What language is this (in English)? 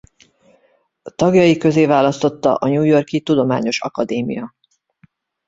Hungarian